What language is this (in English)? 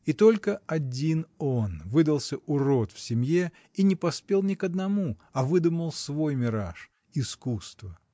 Russian